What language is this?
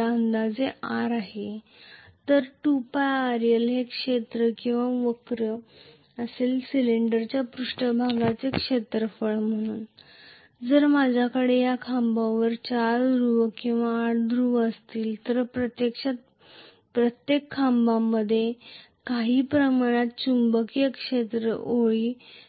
Marathi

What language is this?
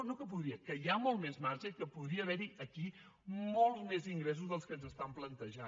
Catalan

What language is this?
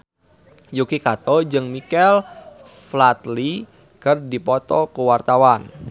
Sundanese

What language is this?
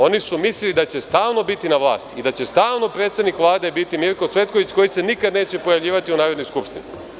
Serbian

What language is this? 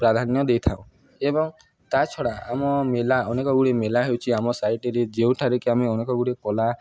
Odia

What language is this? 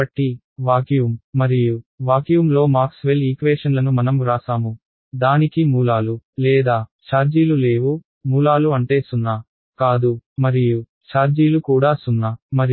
Telugu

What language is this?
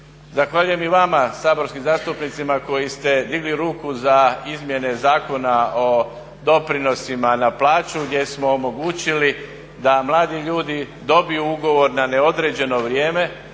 Croatian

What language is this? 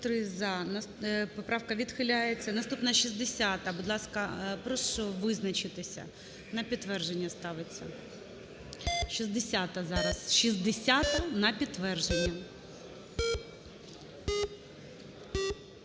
Ukrainian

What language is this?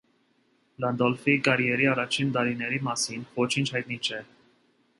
Armenian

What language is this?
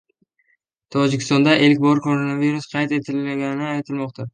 Uzbek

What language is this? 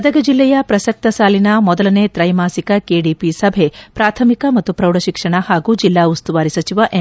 Kannada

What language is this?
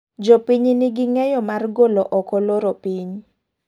Luo (Kenya and Tanzania)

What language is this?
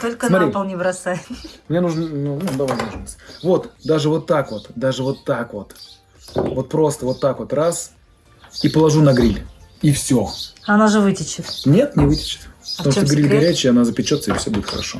Russian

